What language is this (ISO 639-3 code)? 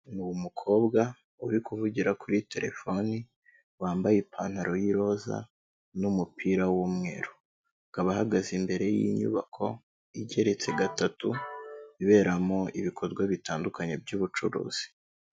kin